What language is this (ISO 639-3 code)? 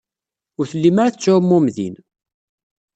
kab